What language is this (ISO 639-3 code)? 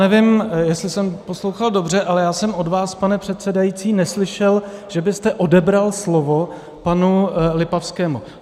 ces